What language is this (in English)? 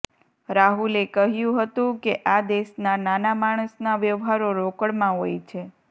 Gujarati